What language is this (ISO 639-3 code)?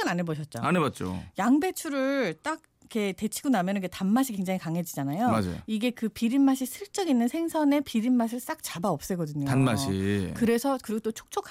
kor